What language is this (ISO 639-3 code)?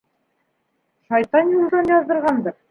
bak